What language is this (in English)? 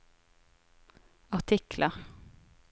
Norwegian